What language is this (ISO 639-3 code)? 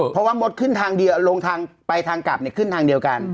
tha